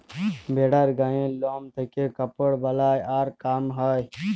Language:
Bangla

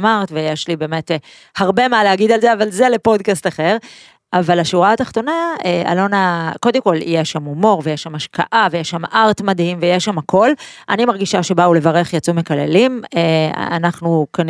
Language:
Hebrew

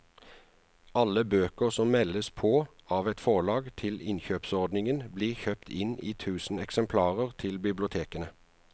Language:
Norwegian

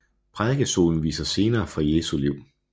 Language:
Danish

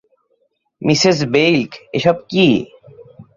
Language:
Bangla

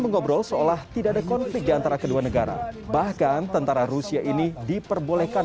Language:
Indonesian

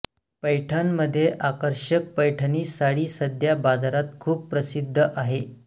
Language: Marathi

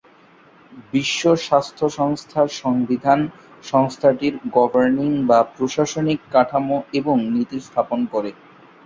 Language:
Bangla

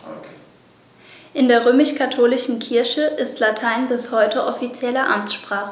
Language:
German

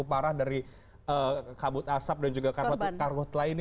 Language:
Indonesian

